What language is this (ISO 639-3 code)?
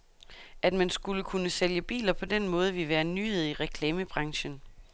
dan